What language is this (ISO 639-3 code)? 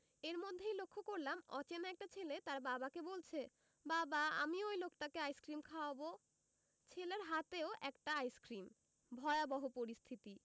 ben